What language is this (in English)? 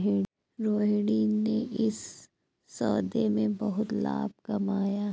Hindi